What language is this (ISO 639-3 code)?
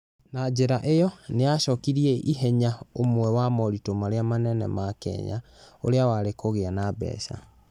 kik